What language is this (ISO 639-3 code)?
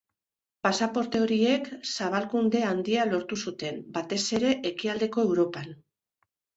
eus